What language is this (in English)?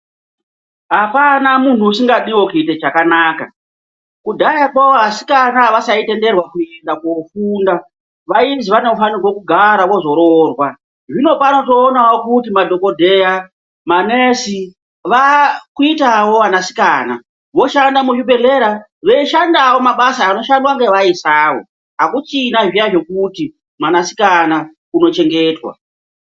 Ndau